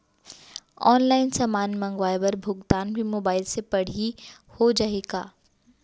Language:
Chhattisgarhi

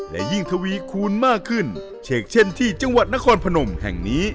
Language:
Thai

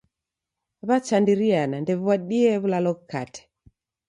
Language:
Taita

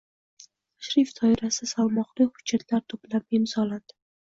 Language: Uzbek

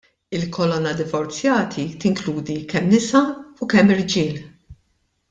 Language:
Maltese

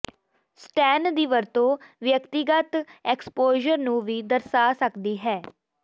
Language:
Punjabi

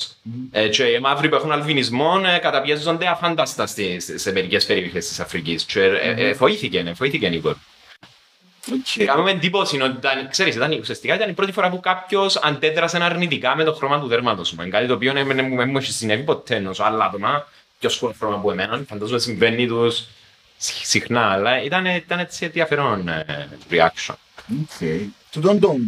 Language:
Greek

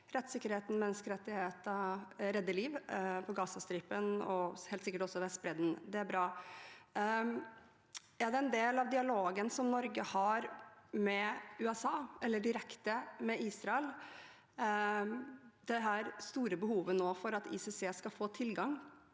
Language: Norwegian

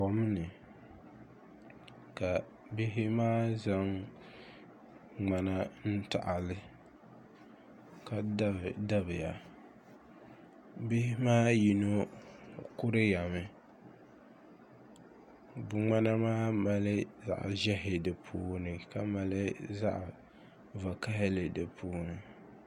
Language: Dagbani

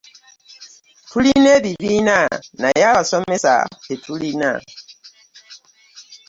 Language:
Ganda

